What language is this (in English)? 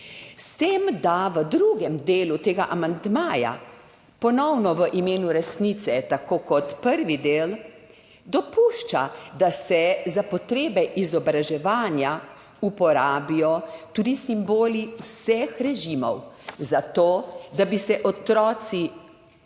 Slovenian